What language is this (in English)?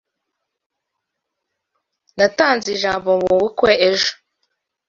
Kinyarwanda